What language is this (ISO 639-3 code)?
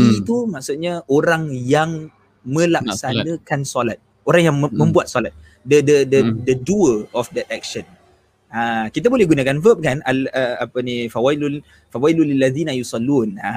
msa